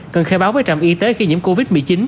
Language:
Vietnamese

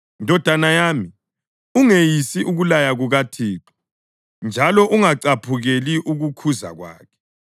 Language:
North Ndebele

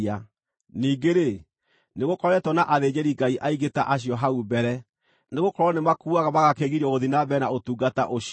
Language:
Kikuyu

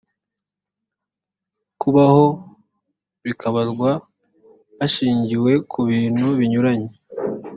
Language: Kinyarwanda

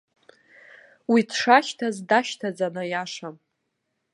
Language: Abkhazian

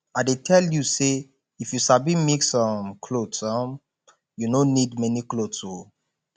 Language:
Nigerian Pidgin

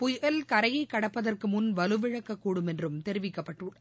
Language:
Tamil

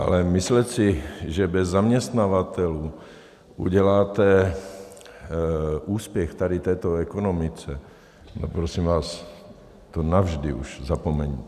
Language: Czech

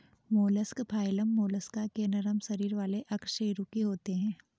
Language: Hindi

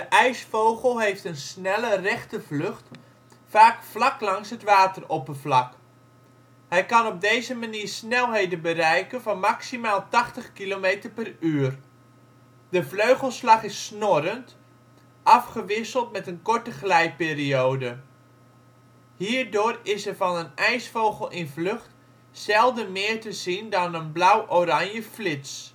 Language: Dutch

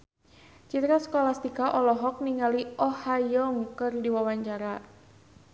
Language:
Sundanese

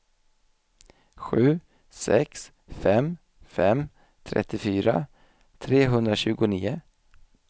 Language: Swedish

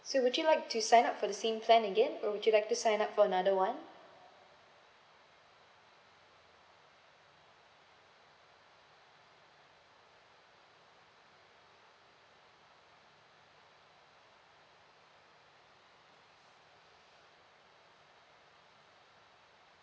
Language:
English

